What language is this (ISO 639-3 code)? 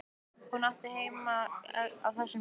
isl